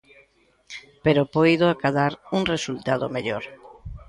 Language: Galician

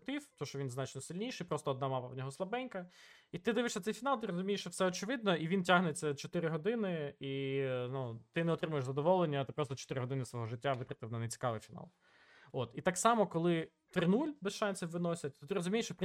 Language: Ukrainian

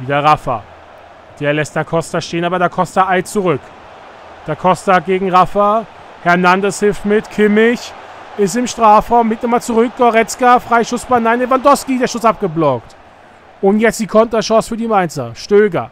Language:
German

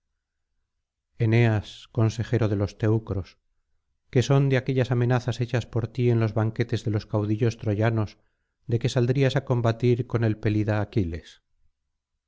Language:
Spanish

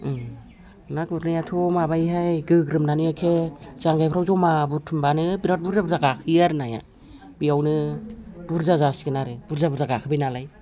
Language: Bodo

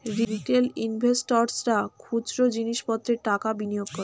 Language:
Bangla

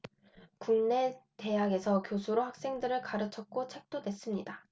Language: Korean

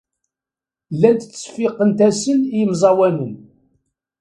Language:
Kabyle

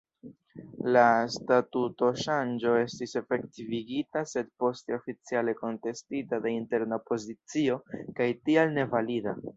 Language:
Esperanto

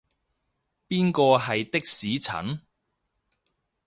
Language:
Cantonese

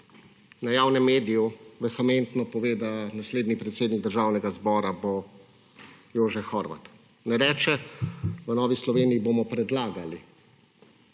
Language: Slovenian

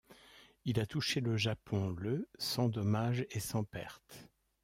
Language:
French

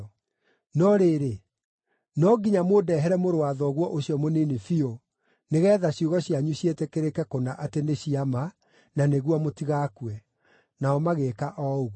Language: Kikuyu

